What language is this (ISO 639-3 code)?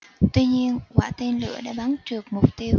vie